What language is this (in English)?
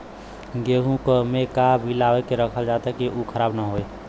Bhojpuri